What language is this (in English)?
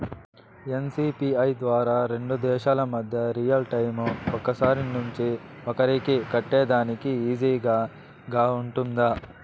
Telugu